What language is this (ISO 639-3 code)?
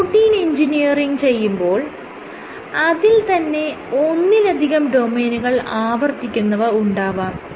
mal